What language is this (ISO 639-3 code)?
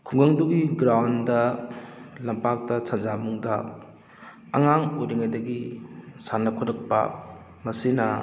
mni